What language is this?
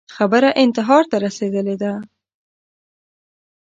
Pashto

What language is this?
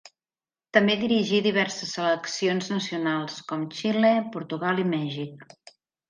Catalan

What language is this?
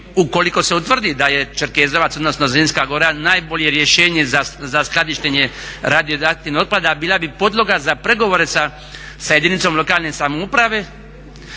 Croatian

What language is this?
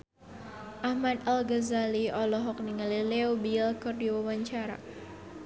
Sundanese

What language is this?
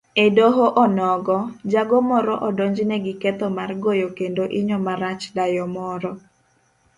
Luo (Kenya and Tanzania)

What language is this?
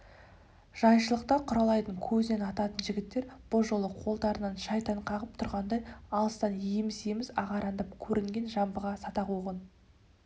Kazakh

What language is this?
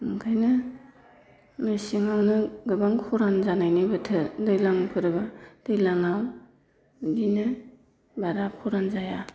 Bodo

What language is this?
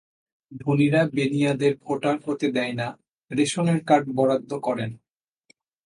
Bangla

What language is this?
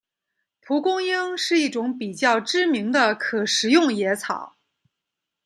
Chinese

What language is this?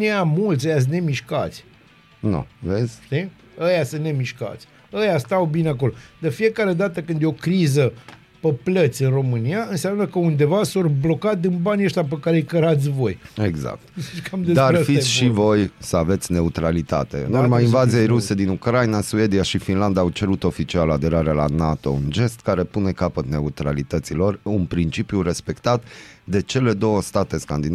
Romanian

